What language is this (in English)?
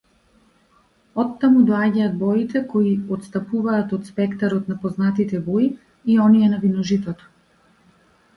Macedonian